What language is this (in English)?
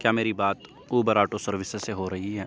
Urdu